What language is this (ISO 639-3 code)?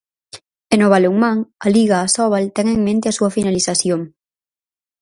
glg